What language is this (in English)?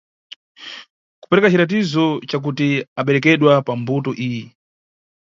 Nyungwe